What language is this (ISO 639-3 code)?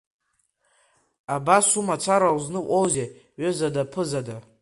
abk